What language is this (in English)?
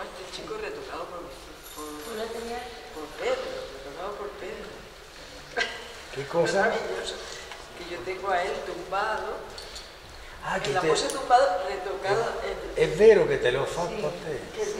Italian